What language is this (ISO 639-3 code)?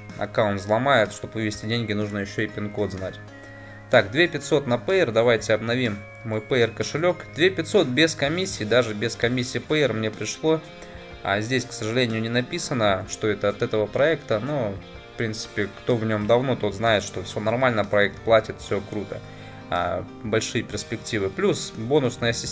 rus